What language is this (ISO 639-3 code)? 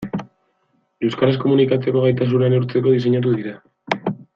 eus